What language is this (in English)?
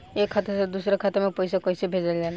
Bhojpuri